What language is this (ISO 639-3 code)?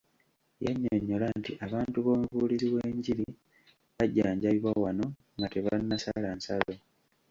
lug